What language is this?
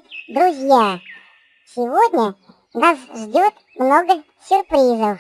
Russian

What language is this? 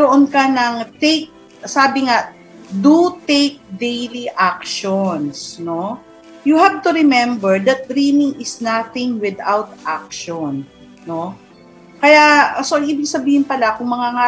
Filipino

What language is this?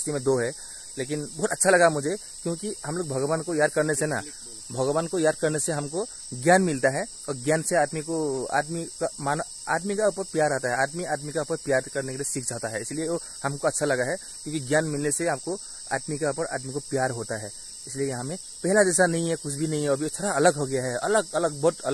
Hindi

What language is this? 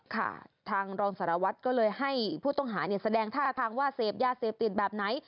Thai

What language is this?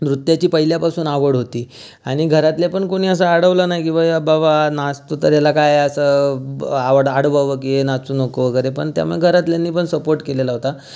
Marathi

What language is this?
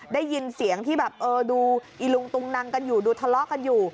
Thai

